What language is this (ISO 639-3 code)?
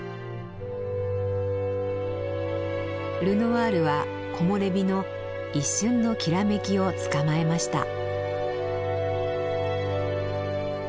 jpn